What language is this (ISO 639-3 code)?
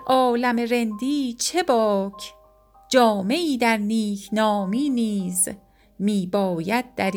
fas